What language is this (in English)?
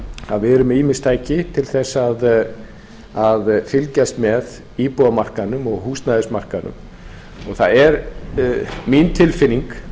Icelandic